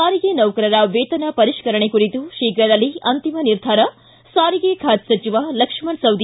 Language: Kannada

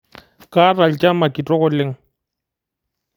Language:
Masai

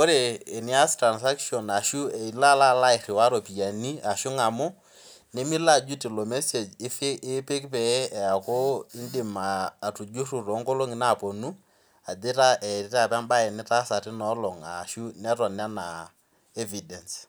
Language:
Masai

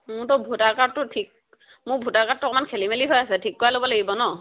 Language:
Assamese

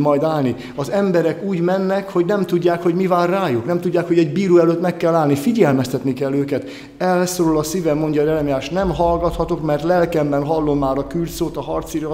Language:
Hungarian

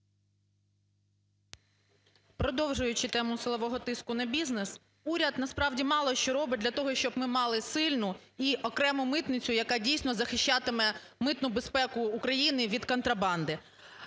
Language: Ukrainian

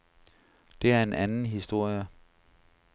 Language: Danish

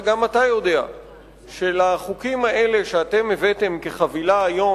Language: Hebrew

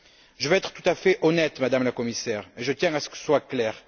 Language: French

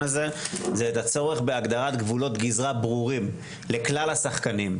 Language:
Hebrew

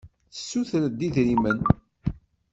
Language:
Kabyle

